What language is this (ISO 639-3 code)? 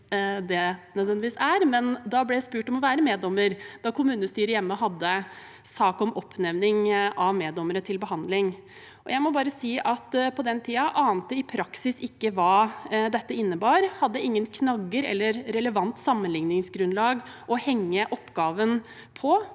nor